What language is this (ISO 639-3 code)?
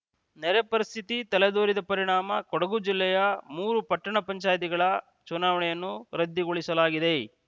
kan